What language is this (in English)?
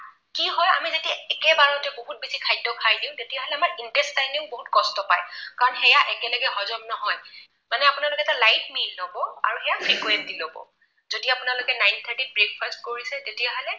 Assamese